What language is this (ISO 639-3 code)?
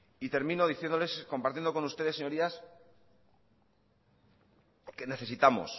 spa